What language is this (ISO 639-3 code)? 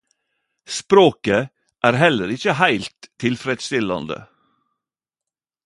nno